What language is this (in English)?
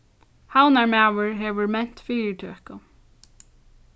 Faroese